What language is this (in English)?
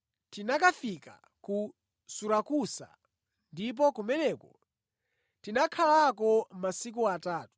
Nyanja